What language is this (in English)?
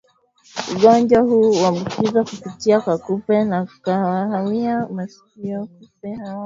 Swahili